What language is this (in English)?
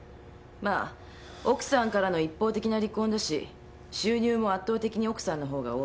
Japanese